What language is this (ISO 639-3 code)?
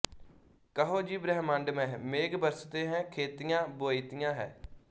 pan